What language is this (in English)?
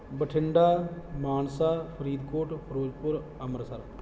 Punjabi